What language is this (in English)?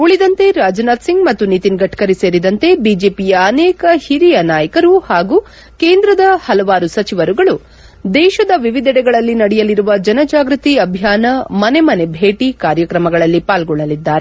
Kannada